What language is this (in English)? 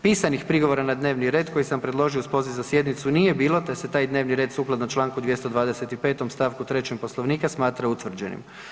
Croatian